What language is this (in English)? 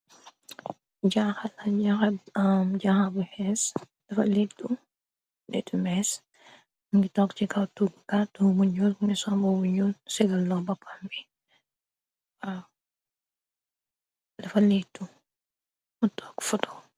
Wolof